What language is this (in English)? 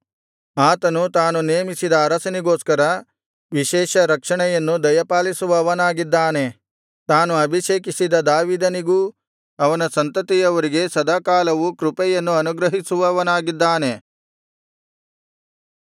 Kannada